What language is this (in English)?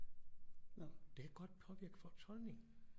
Danish